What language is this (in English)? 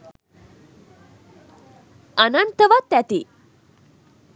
Sinhala